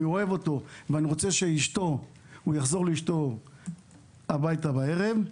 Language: Hebrew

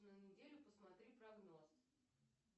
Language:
Russian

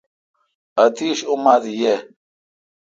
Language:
Kalkoti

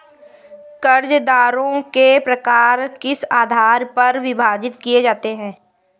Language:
Hindi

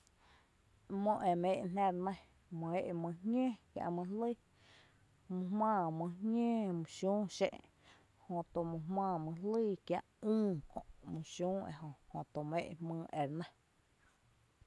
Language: Tepinapa Chinantec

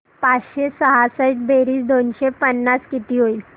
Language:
Marathi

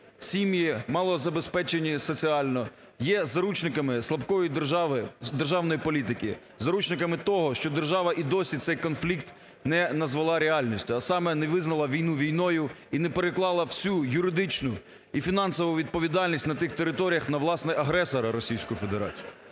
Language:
Ukrainian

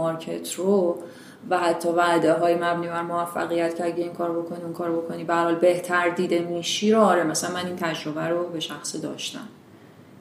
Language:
Persian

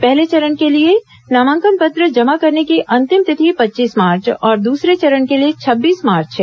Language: Hindi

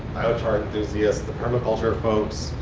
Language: English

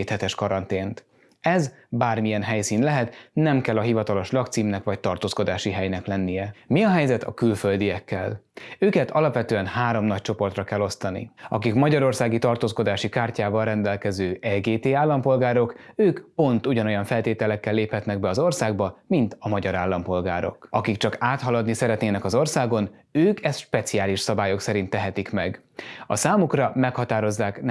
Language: Hungarian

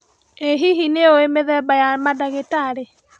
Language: Kikuyu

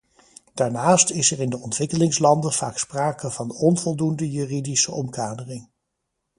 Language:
Dutch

